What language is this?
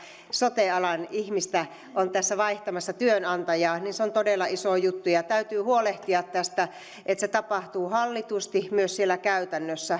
Finnish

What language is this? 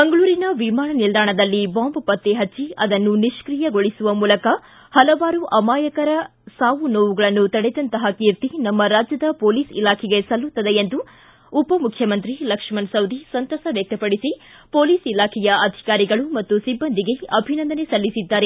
Kannada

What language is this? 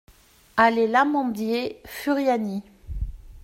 French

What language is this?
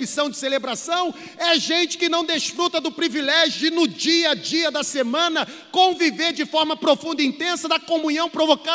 Portuguese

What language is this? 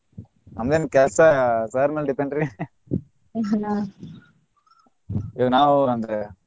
Kannada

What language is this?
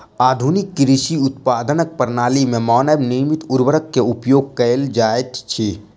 Maithili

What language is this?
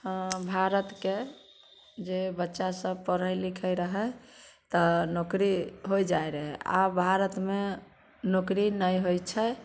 Maithili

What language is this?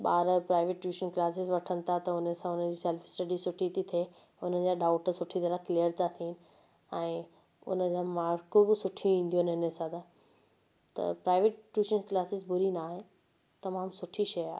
Sindhi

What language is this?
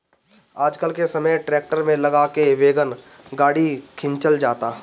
Bhojpuri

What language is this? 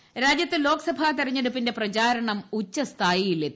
Malayalam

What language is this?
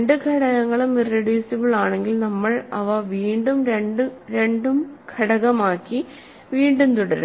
Malayalam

